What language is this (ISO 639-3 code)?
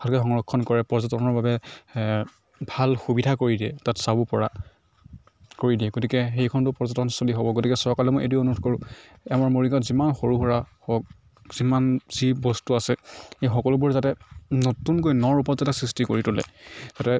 asm